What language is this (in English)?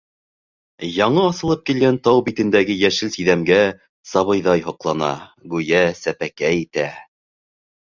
Bashkir